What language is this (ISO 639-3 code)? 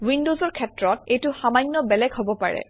asm